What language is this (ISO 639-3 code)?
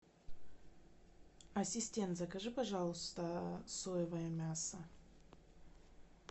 rus